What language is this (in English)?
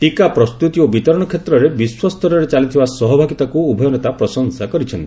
Odia